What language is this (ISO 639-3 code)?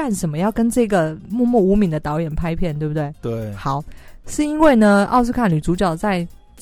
zho